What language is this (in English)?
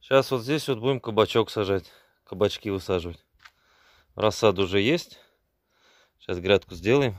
Russian